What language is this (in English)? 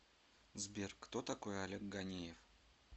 Russian